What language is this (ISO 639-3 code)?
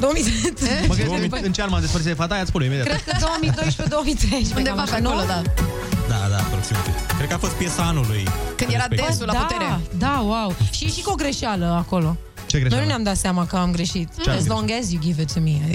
ron